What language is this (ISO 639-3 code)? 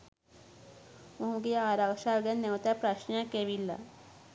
sin